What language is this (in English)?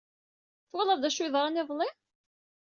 Kabyle